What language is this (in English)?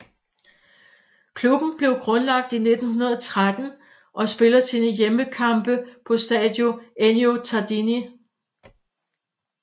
Danish